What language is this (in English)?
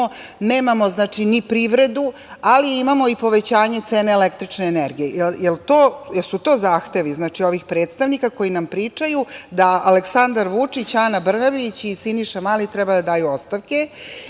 Serbian